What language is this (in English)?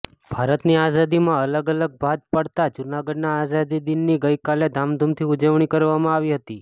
Gujarati